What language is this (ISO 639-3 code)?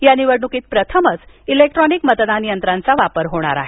mar